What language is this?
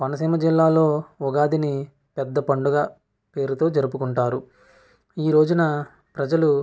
Telugu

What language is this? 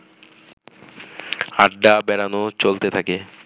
Bangla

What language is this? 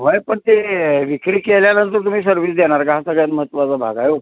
Marathi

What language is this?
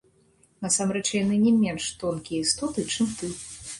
Belarusian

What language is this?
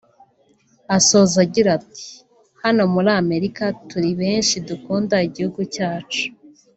Kinyarwanda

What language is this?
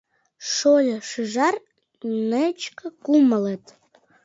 Mari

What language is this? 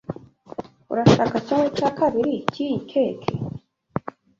Kinyarwanda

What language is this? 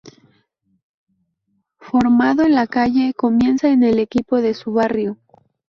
Spanish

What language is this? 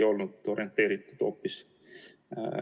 Estonian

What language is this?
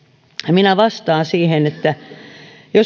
Finnish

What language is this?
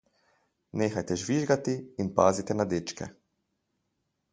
Slovenian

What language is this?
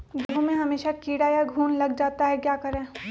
Magahi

